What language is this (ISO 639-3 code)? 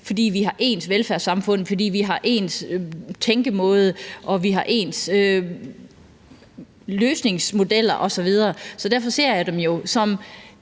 dan